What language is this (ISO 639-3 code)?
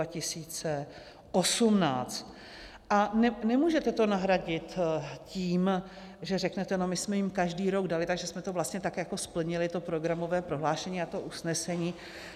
ces